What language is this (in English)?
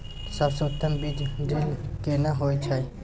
Maithili